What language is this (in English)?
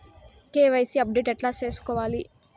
Telugu